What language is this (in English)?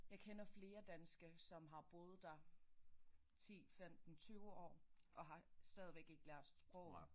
Danish